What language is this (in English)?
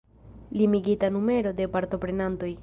Esperanto